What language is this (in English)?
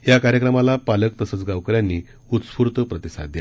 Marathi